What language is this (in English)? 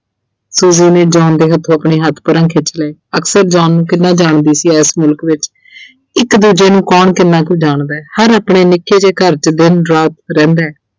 Punjabi